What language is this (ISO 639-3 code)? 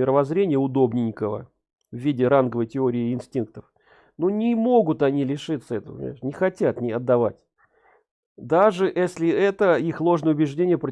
rus